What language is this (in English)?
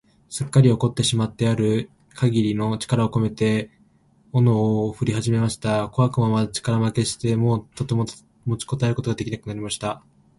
Japanese